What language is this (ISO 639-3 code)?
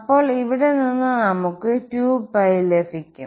mal